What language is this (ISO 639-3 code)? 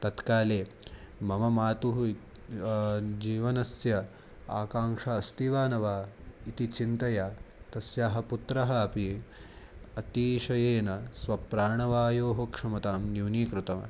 san